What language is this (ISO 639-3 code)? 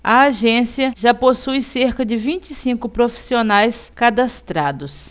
por